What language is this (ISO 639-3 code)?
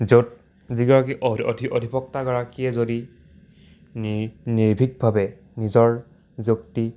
asm